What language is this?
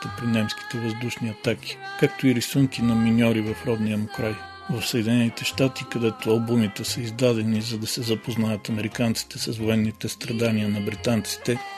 Bulgarian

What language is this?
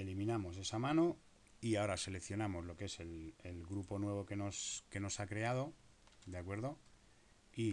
Spanish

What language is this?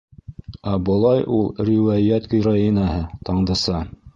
Bashkir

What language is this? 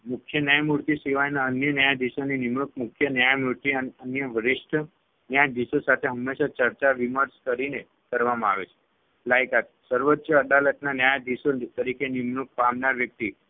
Gujarati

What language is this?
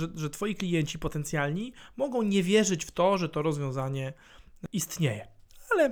Polish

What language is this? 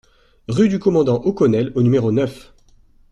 French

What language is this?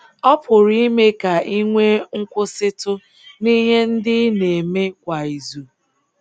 Igbo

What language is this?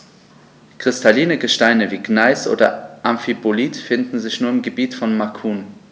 German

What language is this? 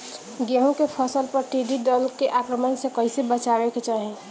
Bhojpuri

